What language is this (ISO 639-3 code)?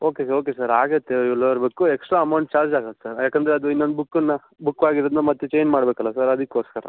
kan